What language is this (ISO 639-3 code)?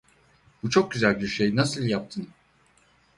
tur